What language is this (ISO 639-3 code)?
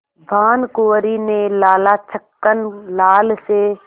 hin